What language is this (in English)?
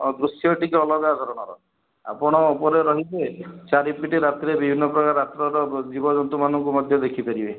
Odia